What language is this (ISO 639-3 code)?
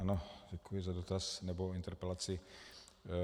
ces